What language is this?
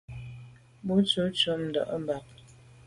Medumba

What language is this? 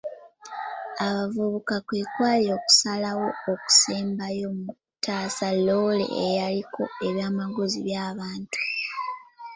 Ganda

